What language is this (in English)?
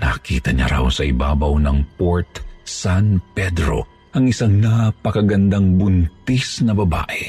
Filipino